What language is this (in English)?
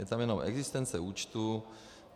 Czech